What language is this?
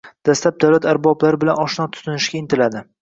Uzbek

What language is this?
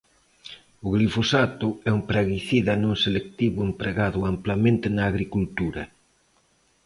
Galician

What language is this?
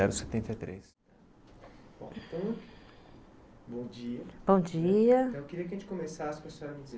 Portuguese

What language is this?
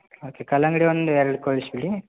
Kannada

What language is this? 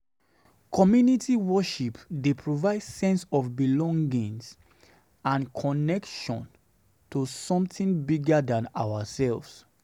Nigerian Pidgin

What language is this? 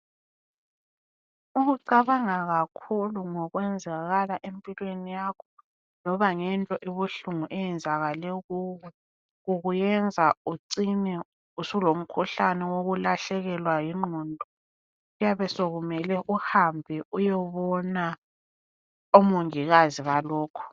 North Ndebele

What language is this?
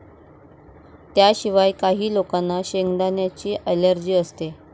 Marathi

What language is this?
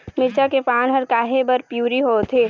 Chhattisgarhi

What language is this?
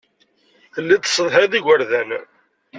Kabyle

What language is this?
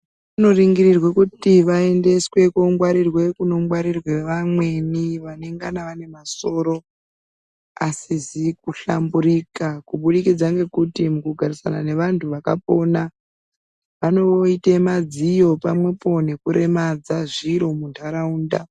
Ndau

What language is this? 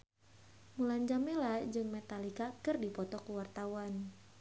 Sundanese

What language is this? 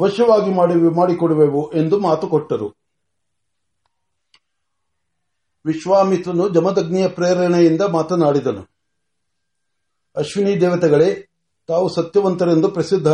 Marathi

